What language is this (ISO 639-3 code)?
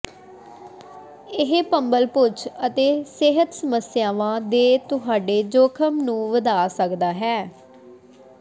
pan